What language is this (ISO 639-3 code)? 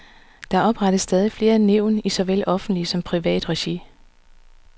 dan